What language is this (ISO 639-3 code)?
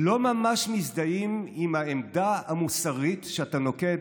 heb